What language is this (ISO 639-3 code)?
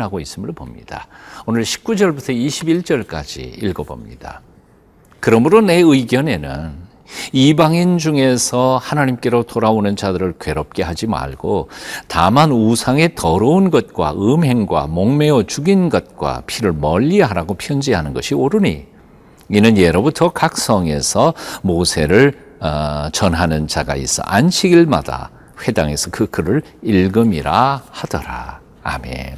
kor